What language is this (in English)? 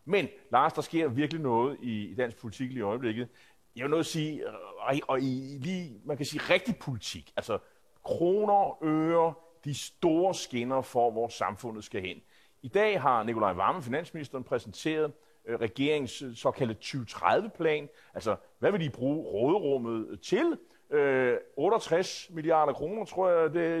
Danish